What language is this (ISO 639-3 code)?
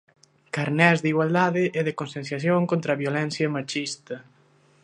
glg